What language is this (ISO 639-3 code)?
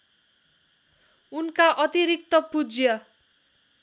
nep